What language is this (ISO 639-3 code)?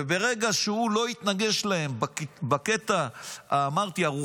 heb